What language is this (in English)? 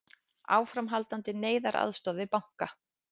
Icelandic